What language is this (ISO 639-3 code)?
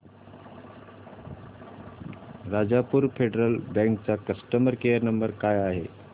mar